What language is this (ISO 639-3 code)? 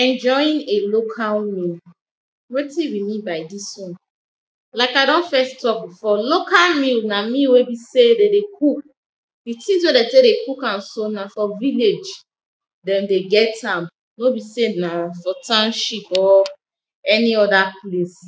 pcm